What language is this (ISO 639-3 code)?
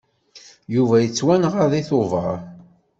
kab